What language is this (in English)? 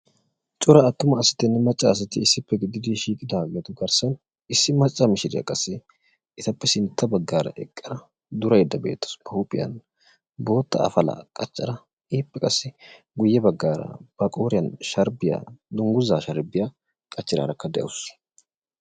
Wolaytta